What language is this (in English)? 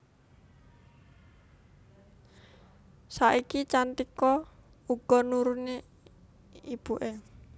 Javanese